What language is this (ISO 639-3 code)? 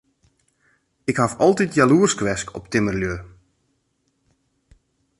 fry